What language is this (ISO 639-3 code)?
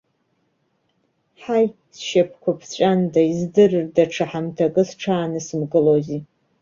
abk